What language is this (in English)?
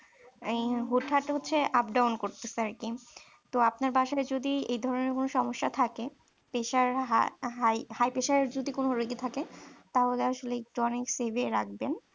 Bangla